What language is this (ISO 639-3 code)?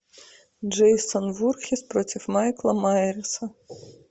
rus